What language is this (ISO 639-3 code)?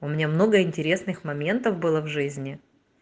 rus